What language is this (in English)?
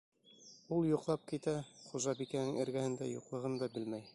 Bashkir